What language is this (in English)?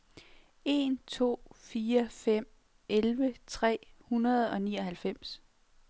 Danish